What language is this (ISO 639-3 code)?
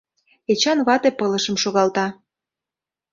chm